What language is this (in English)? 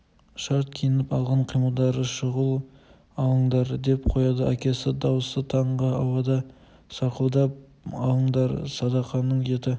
Kazakh